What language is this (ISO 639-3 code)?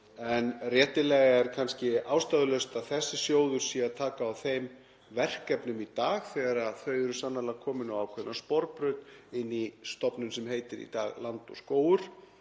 isl